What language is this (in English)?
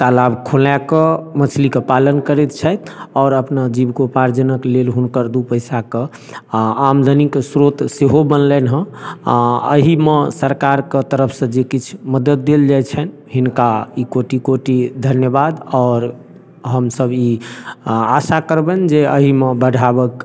Maithili